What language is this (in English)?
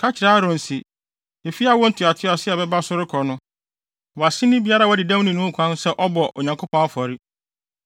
Akan